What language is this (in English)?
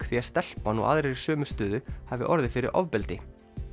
Icelandic